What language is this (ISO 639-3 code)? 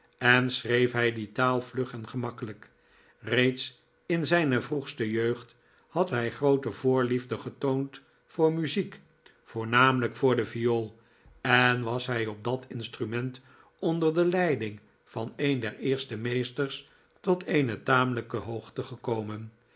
nld